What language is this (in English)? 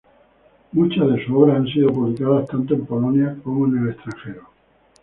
Spanish